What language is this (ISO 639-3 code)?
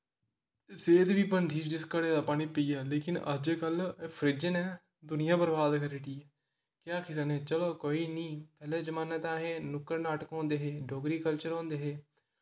doi